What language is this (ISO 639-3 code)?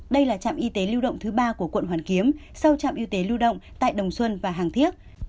vie